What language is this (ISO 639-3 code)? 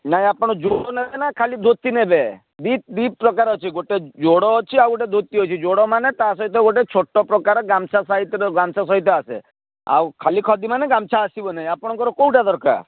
ori